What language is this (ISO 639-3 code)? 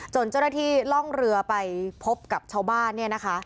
tha